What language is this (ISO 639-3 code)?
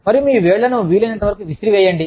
tel